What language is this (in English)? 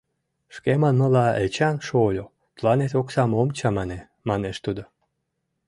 Mari